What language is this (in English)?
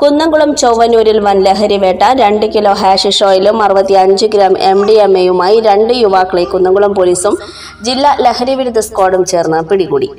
Malayalam